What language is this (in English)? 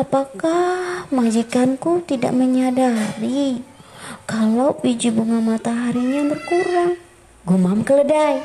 Indonesian